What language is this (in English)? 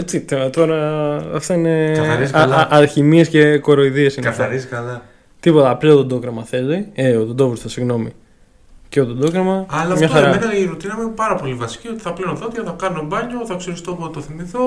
Greek